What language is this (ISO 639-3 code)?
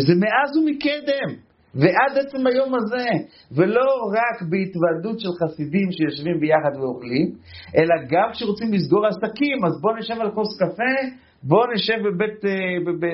heb